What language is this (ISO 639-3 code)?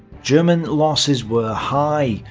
eng